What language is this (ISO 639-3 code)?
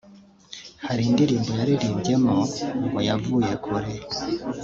kin